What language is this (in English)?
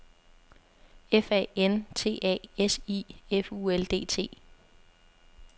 Danish